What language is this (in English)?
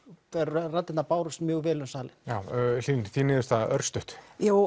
Icelandic